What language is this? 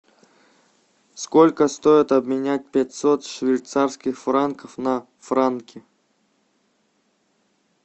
Russian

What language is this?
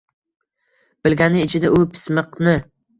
Uzbek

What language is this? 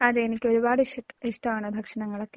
Malayalam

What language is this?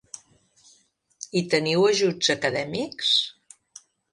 Catalan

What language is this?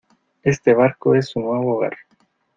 Spanish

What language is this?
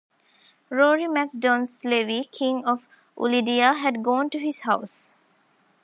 English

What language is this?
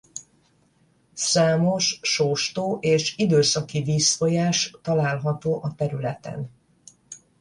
Hungarian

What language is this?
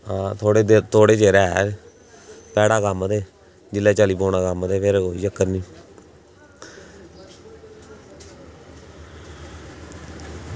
Dogri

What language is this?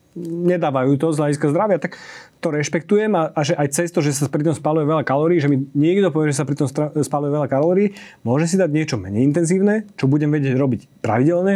Slovak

